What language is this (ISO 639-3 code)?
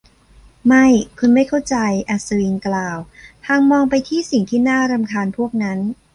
tha